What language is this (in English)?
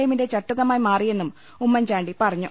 Malayalam